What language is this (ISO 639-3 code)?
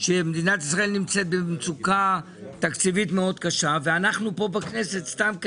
heb